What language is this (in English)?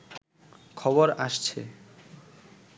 Bangla